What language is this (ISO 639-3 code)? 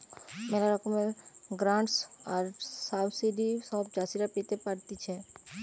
ben